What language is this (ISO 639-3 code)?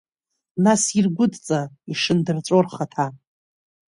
abk